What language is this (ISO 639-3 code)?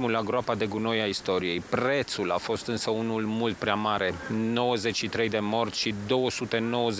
ron